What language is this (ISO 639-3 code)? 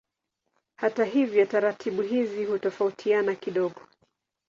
swa